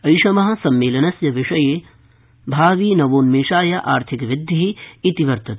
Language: Sanskrit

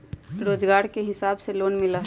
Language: Magahi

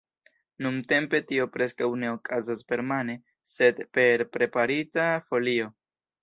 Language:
Esperanto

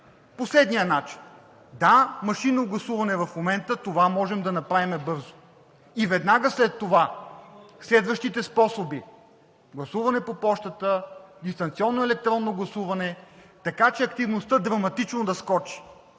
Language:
Bulgarian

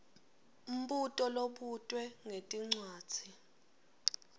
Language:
Swati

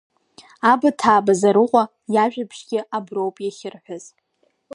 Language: Abkhazian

